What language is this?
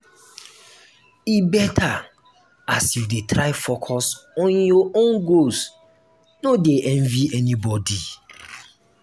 Nigerian Pidgin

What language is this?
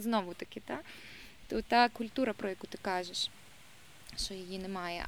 Ukrainian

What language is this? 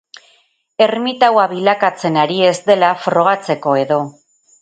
Basque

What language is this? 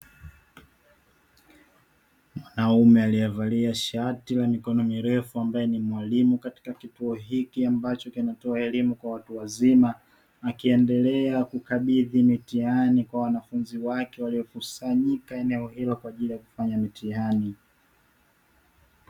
Swahili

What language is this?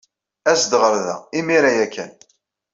Kabyle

